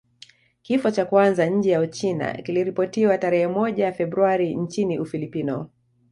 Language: Swahili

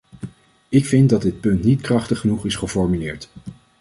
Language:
Dutch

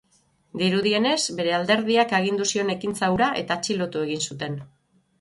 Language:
Basque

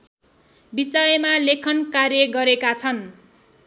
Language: Nepali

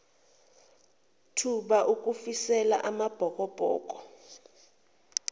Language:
Zulu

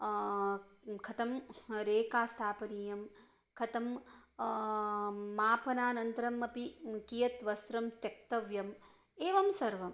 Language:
Sanskrit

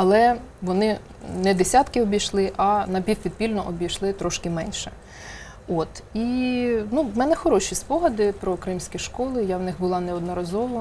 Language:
Ukrainian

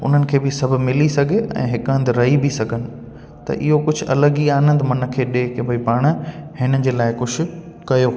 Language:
Sindhi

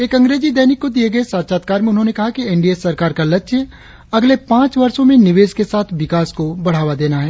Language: Hindi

